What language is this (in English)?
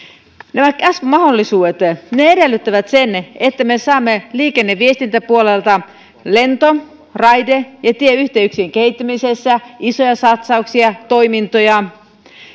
Finnish